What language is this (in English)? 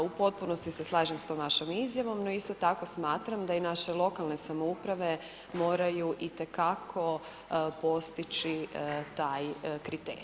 Croatian